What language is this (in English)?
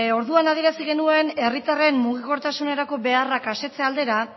Basque